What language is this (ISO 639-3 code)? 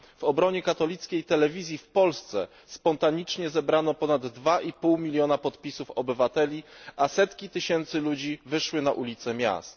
pol